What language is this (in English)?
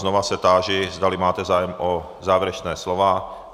Czech